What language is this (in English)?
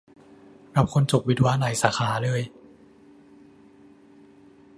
Thai